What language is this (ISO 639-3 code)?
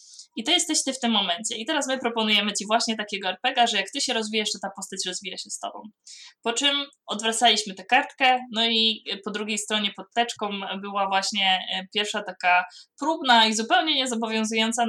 pol